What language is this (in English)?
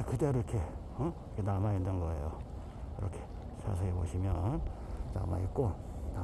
Korean